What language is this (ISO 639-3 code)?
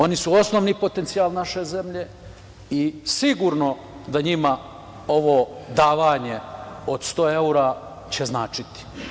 srp